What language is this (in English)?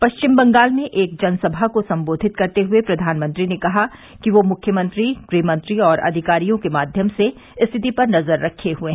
Hindi